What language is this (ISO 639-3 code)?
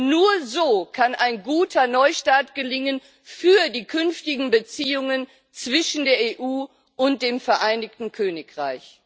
deu